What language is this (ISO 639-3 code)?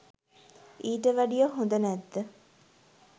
sin